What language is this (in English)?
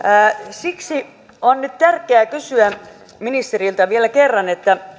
Finnish